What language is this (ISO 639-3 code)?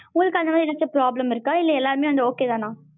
tam